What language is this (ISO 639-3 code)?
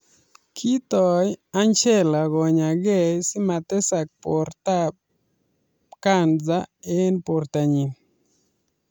kln